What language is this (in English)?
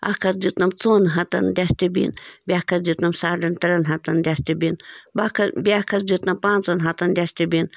Kashmiri